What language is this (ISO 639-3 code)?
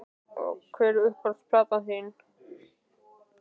isl